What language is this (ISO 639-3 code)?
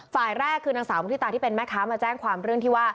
tha